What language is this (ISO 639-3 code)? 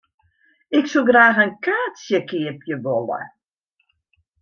fry